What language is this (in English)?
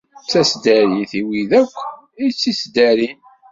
Kabyle